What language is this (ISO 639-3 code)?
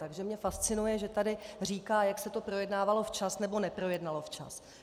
ces